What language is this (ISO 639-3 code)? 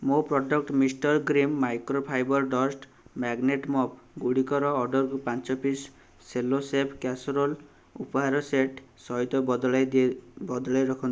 ori